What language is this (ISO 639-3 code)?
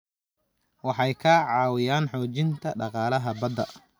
som